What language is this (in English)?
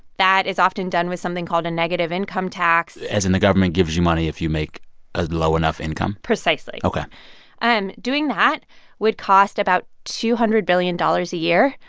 English